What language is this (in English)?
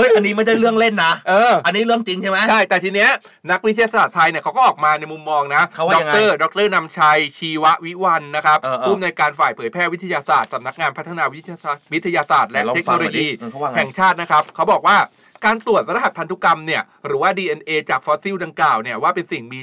Thai